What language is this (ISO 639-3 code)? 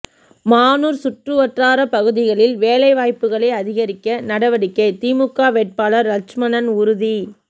tam